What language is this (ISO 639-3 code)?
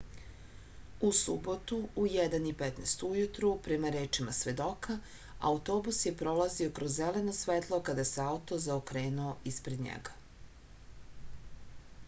srp